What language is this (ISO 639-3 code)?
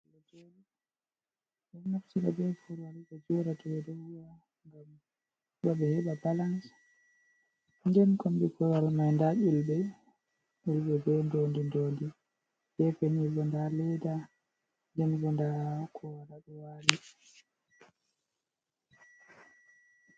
ful